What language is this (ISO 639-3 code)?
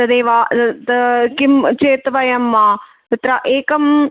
san